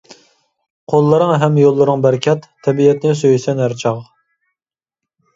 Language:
Uyghur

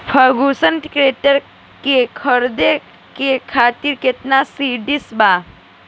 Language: Bhojpuri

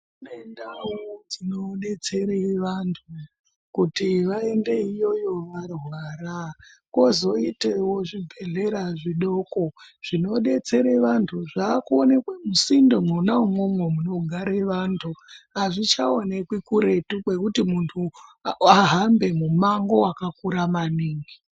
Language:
Ndau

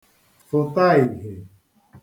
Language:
Igbo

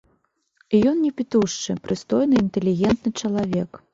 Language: Belarusian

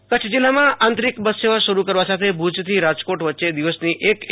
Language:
Gujarati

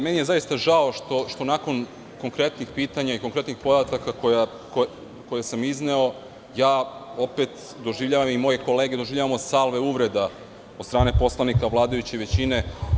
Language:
Serbian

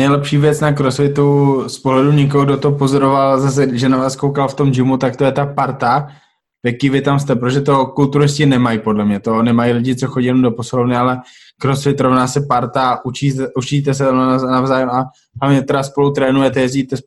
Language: Slovak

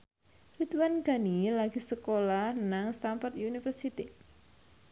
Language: Javanese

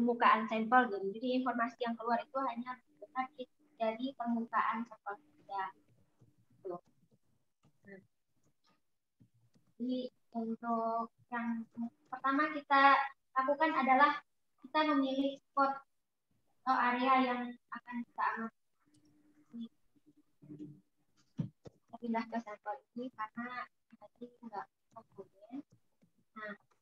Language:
Indonesian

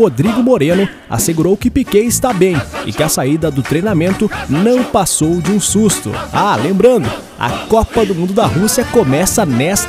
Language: Portuguese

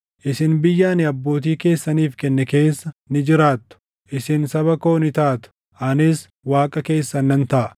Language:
Oromo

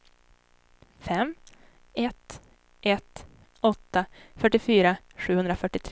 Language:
Swedish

